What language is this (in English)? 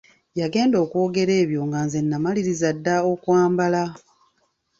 Ganda